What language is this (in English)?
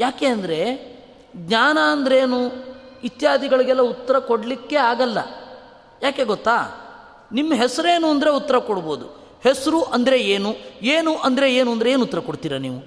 Kannada